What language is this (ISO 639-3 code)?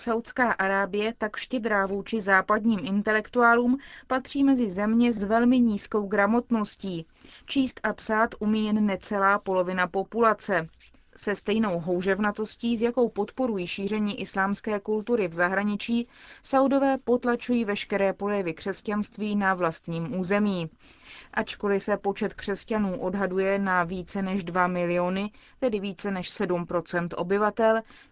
ces